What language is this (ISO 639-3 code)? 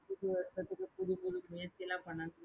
tam